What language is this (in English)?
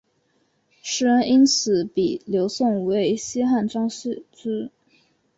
Chinese